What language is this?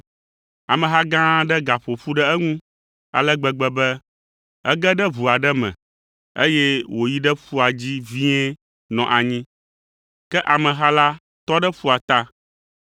Ewe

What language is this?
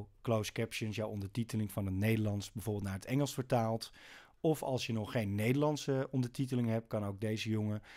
Dutch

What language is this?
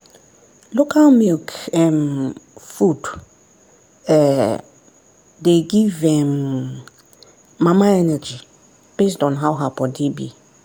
Nigerian Pidgin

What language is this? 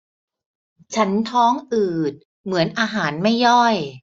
Thai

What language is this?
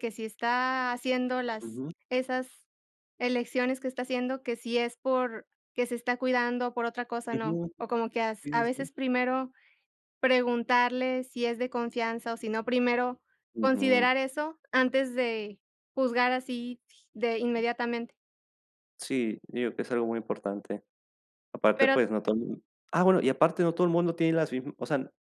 Spanish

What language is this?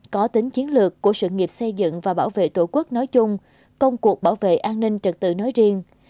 Vietnamese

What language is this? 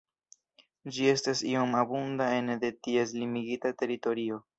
Esperanto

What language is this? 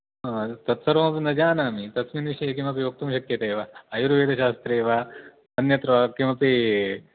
Sanskrit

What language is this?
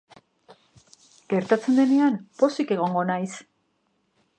Basque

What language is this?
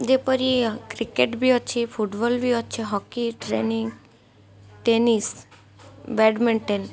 Odia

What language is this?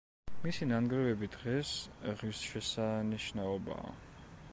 Georgian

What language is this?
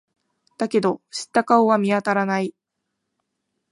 Japanese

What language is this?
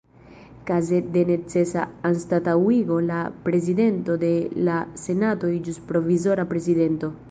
Esperanto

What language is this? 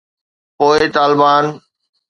Sindhi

